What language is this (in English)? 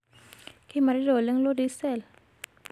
Masai